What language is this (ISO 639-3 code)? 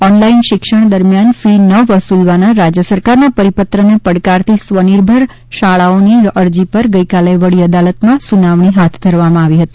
guj